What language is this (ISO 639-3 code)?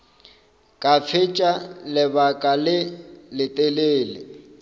nso